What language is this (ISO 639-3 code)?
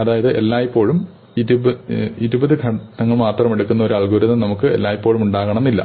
mal